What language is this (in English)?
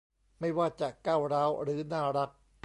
Thai